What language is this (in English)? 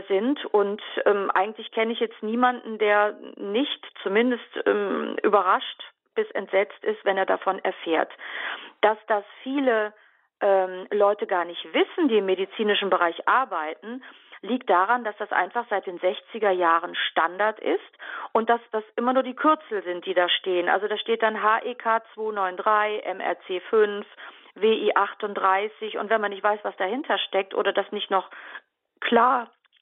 German